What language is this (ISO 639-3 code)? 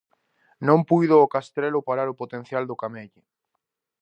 glg